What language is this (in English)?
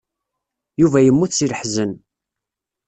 Kabyle